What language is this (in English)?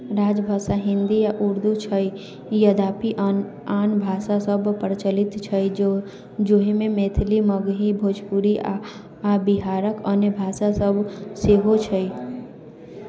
Maithili